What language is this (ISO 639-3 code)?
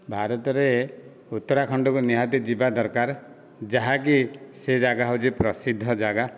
ori